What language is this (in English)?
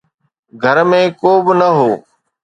Sindhi